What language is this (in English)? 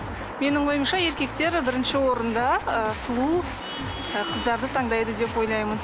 Kazakh